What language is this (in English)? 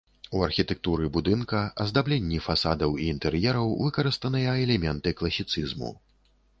Belarusian